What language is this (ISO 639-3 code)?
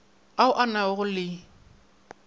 nso